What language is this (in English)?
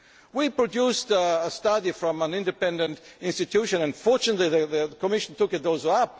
English